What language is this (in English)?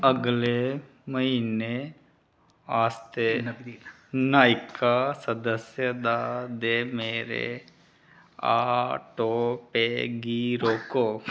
Dogri